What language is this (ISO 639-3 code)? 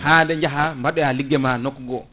ful